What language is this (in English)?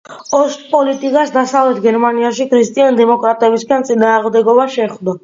Georgian